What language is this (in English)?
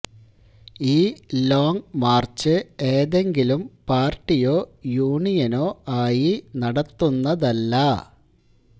Malayalam